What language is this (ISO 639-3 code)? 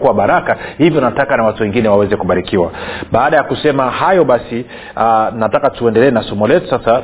swa